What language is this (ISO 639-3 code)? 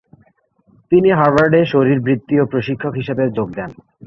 ben